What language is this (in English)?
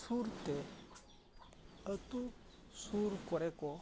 Santali